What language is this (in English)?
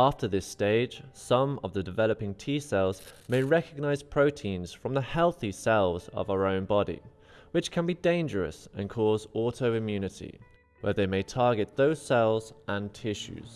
English